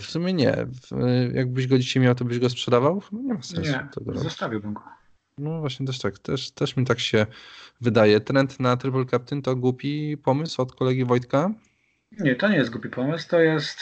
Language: Polish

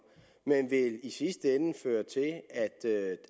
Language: Danish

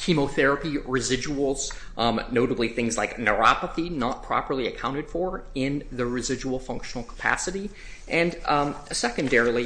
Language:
English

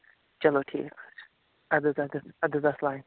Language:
Kashmiri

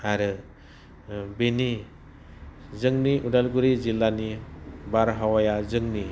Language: Bodo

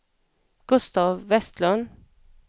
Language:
Swedish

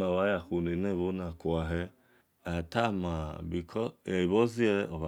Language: Esan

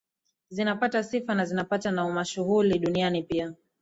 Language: Swahili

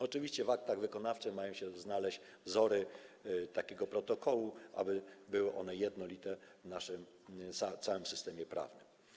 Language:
Polish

